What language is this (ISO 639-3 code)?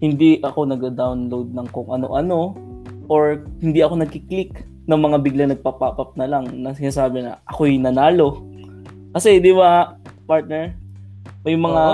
fil